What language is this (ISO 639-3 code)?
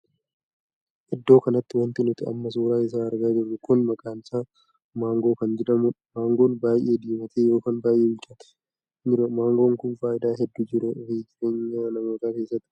orm